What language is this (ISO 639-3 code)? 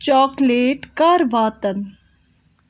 kas